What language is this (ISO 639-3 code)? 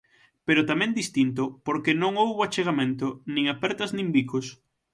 glg